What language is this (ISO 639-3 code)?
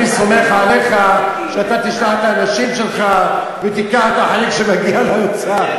heb